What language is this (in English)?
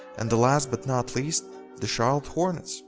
English